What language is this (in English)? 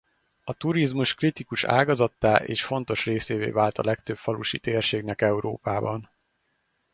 Hungarian